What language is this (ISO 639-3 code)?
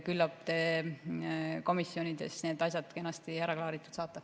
est